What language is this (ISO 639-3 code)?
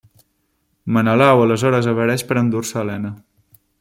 cat